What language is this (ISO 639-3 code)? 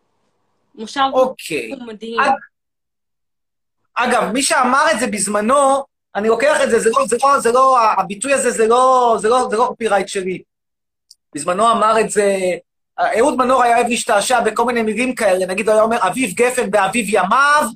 heb